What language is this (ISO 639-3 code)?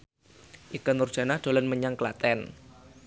jav